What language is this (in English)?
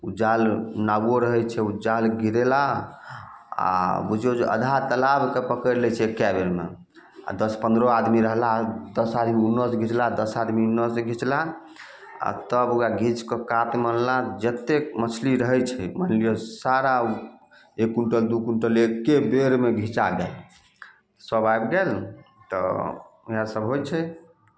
Maithili